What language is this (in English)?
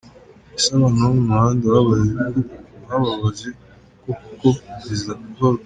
Kinyarwanda